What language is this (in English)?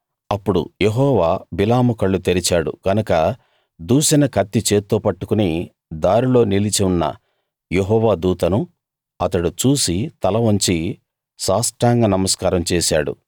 Telugu